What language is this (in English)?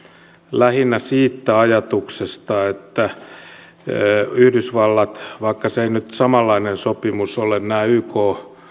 Finnish